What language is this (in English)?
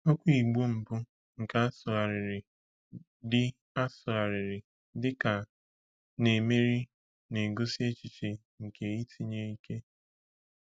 Igbo